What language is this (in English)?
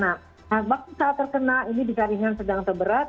Indonesian